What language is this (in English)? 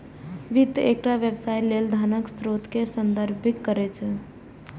Maithili